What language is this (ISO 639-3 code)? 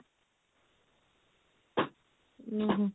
ori